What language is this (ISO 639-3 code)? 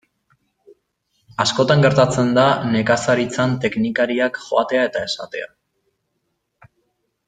eus